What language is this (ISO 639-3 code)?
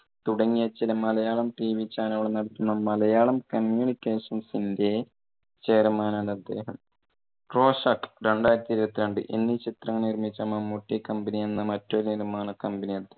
mal